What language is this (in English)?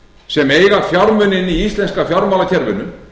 Icelandic